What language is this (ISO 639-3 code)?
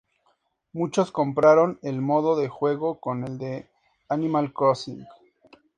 spa